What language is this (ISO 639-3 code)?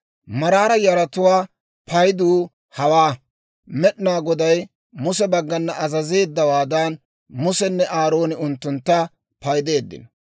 dwr